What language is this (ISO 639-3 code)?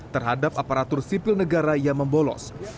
ind